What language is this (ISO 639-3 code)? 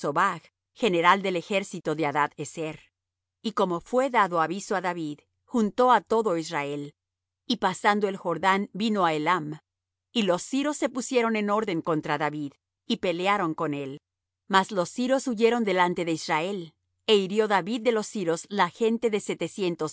spa